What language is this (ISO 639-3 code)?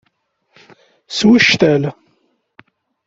kab